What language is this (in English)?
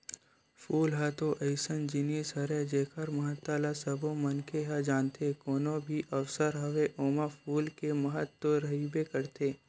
Chhattisgarhi